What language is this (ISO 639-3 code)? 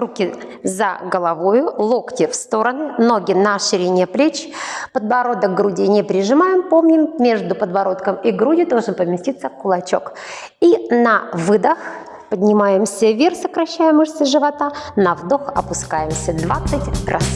rus